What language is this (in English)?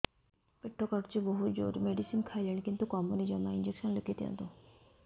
Odia